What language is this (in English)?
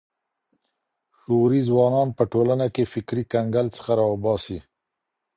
Pashto